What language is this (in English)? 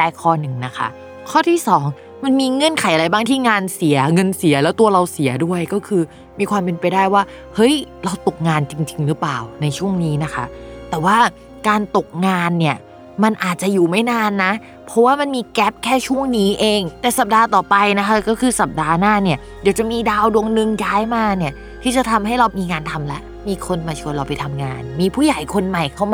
Thai